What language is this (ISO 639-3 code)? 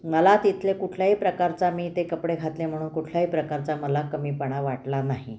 mar